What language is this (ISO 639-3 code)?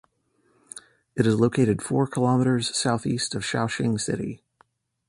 eng